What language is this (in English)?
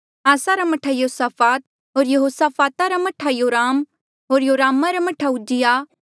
Mandeali